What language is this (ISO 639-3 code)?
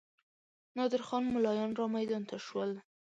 pus